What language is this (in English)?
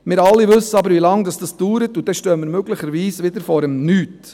Swiss German